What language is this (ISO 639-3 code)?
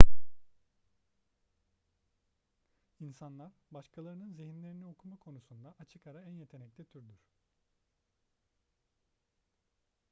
tur